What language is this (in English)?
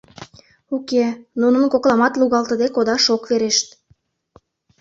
Mari